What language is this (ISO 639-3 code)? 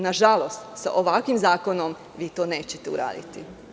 srp